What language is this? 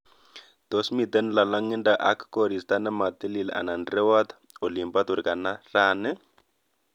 Kalenjin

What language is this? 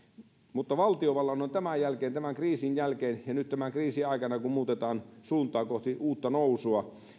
Finnish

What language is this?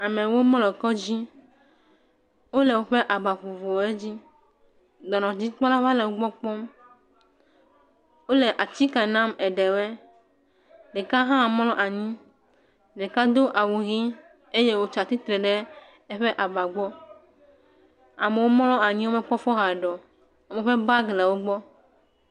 Ewe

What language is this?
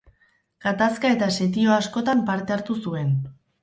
Basque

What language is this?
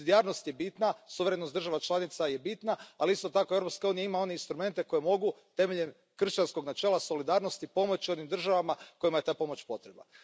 Croatian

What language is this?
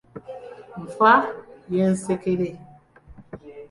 Ganda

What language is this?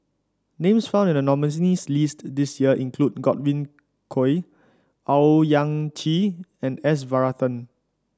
English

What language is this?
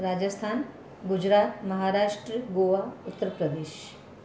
Sindhi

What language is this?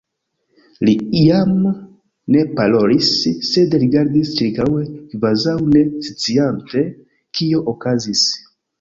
Esperanto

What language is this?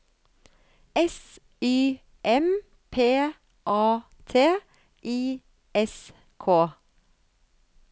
Norwegian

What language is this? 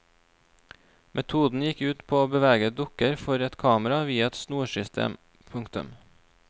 Norwegian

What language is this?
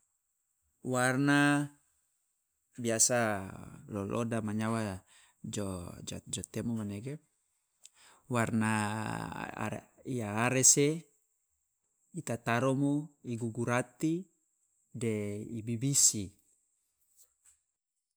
Loloda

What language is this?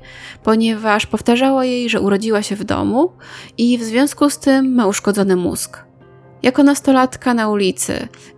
Polish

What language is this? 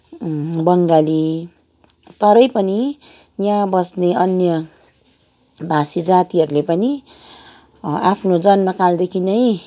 Nepali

